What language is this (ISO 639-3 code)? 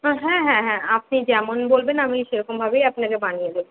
ben